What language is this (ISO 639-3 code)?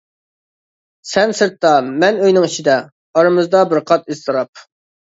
uig